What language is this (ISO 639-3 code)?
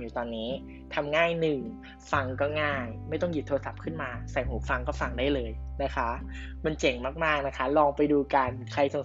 tha